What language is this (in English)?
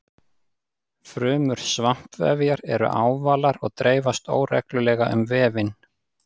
Icelandic